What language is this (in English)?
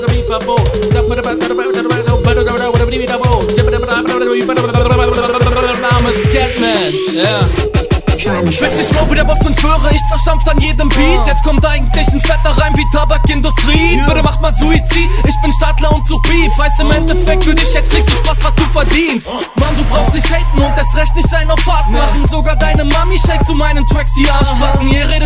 German